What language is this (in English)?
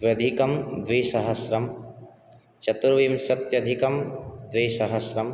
Sanskrit